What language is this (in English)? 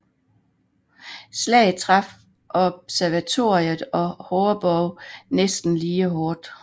Danish